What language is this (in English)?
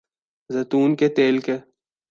Urdu